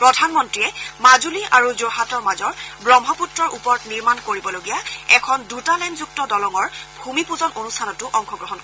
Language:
Assamese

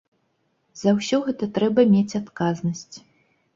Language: Belarusian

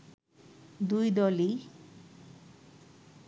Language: Bangla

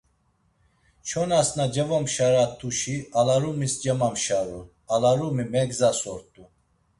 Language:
Laz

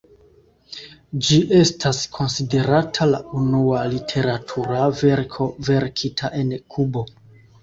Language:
Esperanto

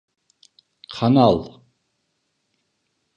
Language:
Turkish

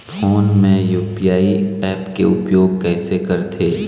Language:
Chhattisgarhi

